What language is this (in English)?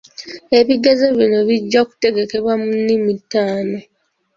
Ganda